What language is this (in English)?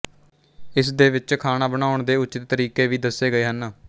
Punjabi